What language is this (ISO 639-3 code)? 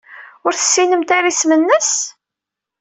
kab